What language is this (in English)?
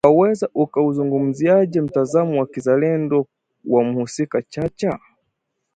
Swahili